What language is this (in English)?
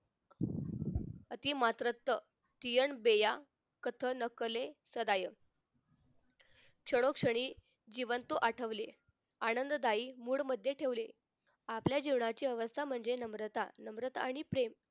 Marathi